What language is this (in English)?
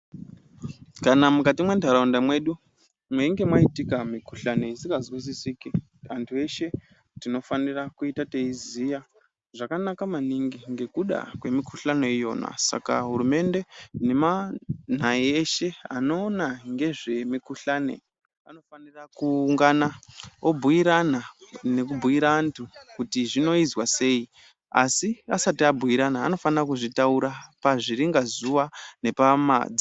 Ndau